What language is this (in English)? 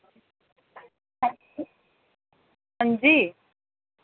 Dogri